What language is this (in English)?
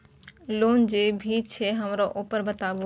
Maithili